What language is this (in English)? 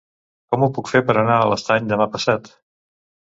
Catalan